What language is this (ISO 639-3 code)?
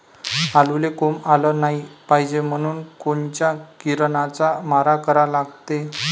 mar